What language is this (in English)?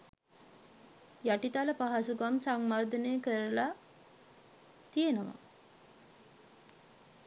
Sinhala